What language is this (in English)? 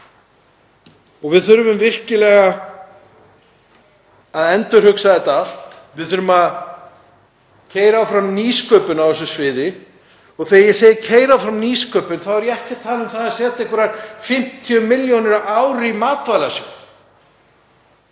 Icelandic